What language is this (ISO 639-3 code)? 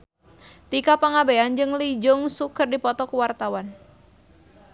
sun